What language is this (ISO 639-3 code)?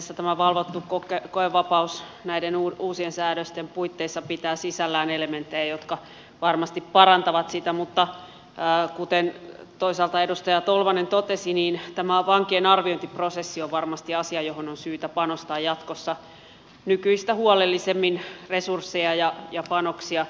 fin